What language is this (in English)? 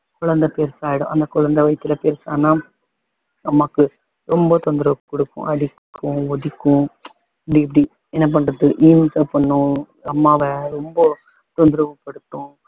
Tamil